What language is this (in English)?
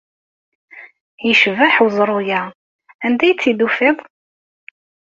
Kabyle